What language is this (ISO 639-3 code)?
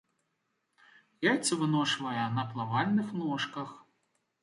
bel